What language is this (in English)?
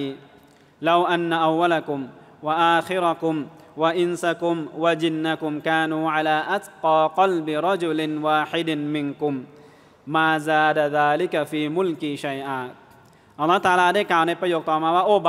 Thai